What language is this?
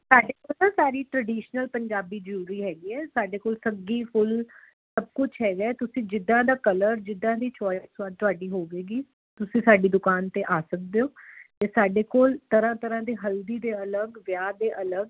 Punjabi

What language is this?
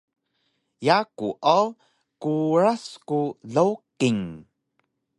Taroko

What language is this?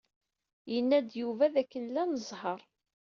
Kabyle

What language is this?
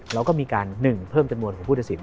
Thai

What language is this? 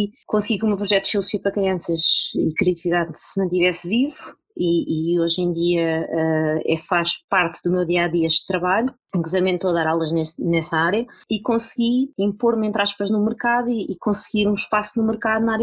Portuguese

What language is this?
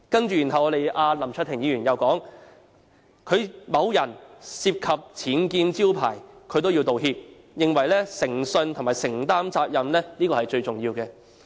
Cantonese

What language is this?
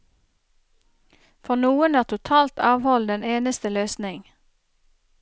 Norwegian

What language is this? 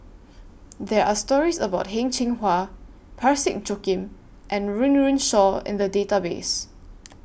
English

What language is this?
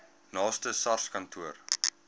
Afrikaans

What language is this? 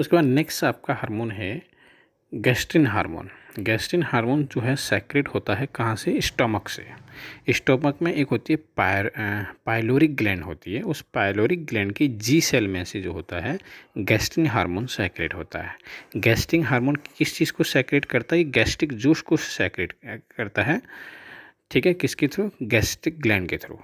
Hindi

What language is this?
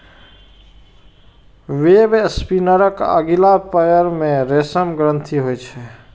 Maithili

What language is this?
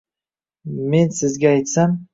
Uzbek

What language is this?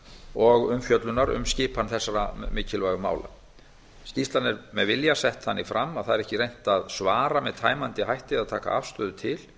Icelandic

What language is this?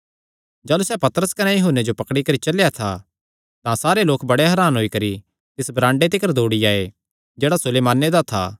Kangri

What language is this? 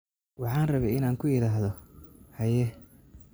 Somali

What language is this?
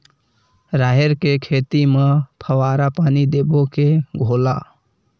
Chhattisgarhi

